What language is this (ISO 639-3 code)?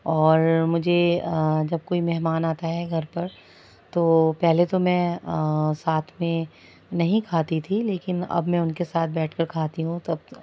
urd